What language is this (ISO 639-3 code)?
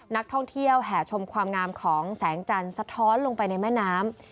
tha